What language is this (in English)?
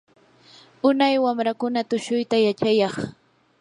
Yanahuanca Pasco Quechua